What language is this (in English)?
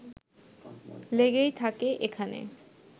Bangla